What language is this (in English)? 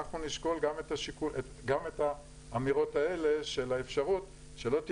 Hebrew